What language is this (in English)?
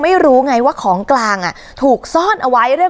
Thai